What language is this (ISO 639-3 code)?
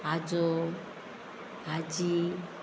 kok